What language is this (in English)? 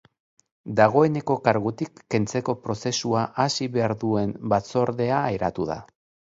Basque